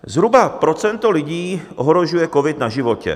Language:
Czech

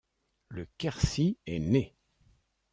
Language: French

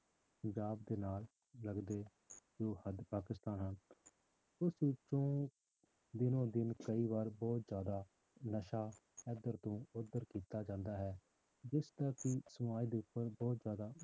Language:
Punjabi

